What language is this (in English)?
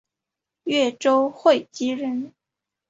Chinese